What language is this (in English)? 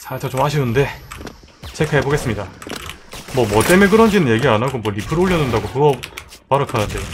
Korean